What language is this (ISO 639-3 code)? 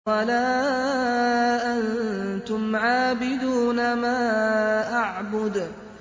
ara